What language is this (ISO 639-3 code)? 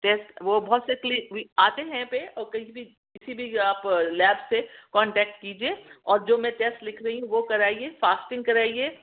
urd